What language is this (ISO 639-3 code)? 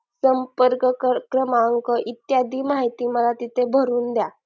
mar